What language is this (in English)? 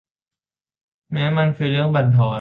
Thai